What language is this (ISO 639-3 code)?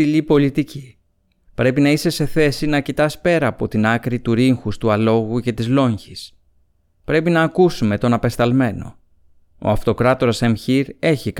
ell